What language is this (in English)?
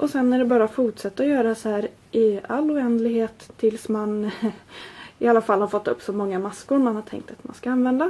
Swedish